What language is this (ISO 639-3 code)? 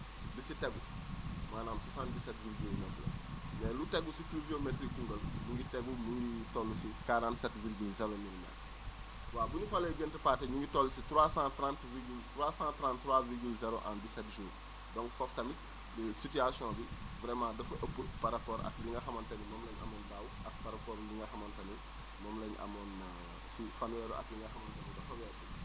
wol